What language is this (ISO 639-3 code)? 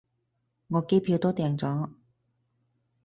yue